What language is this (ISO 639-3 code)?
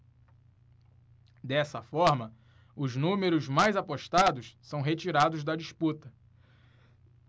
por